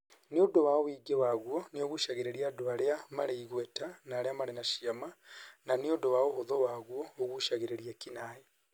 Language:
Kikuyu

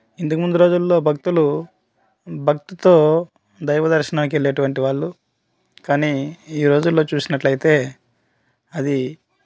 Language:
Telugu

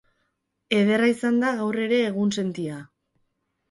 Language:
Basque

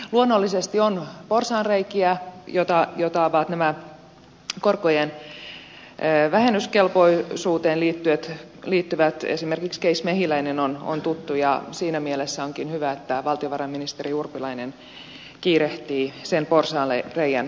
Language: Finnish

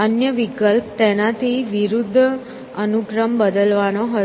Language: Gujarati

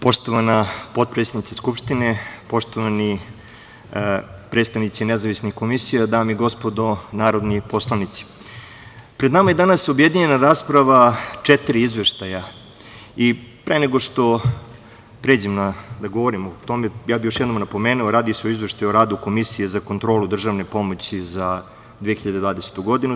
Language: Serbian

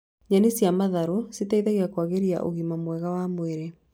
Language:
Kikuyu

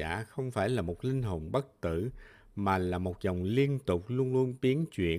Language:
Vietnamese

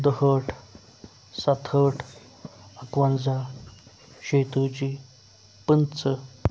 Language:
Kashmiri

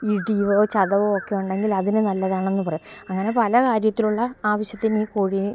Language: Malayalam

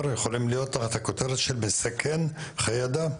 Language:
Hebrew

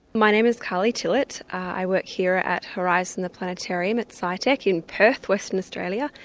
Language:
English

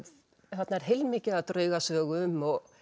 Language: Icelandic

